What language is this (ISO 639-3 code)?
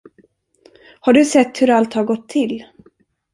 swe